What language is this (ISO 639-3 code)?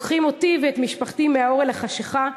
heb